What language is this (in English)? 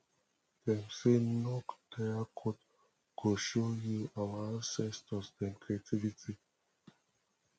Nigerian Pidgin